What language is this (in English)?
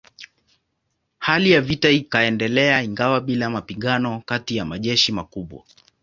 Swahili